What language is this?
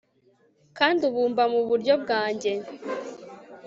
Kinyarwanda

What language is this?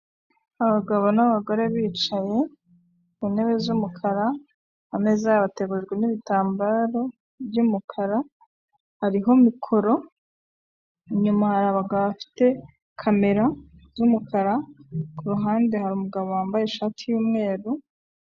Kinyarwanda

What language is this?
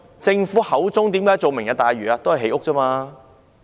Cantonese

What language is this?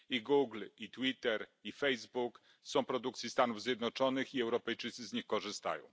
Polish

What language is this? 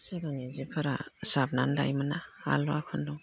Bodo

